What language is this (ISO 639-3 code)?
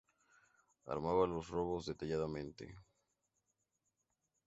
spa